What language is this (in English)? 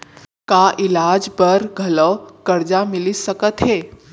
Chhattisgarhi